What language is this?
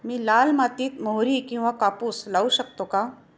Marathi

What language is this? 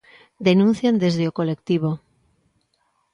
Galician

